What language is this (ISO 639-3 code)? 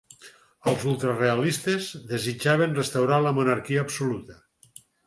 cat